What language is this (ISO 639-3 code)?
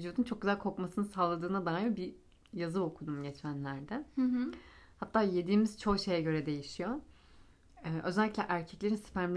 tur